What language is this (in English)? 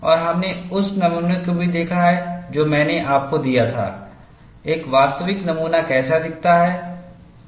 Hindi